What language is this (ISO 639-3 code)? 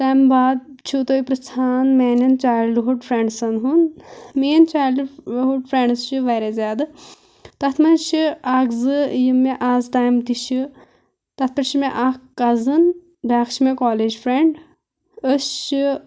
kas